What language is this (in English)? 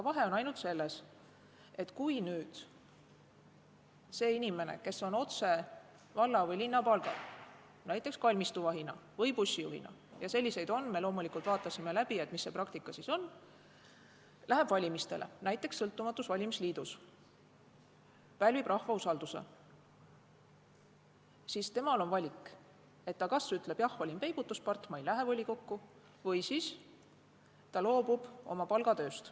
Estonian